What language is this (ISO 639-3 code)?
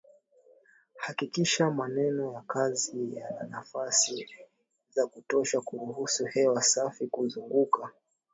swa